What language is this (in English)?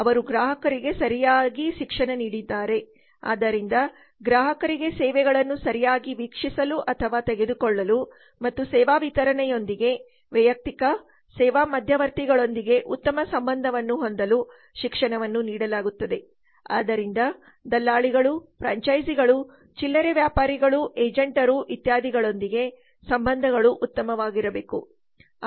Kannada